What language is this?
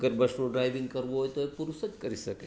Gujarati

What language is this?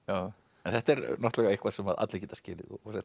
Icelandic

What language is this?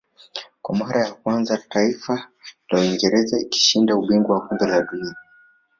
Swahili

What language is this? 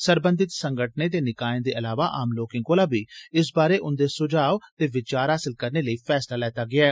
Dogri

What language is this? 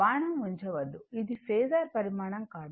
Telugu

